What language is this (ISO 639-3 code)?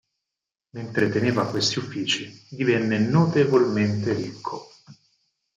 ita